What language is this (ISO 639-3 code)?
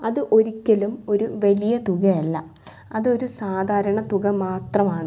mal